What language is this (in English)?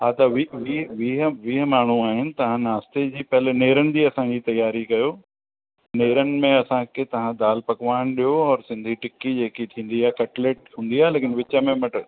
Sindhi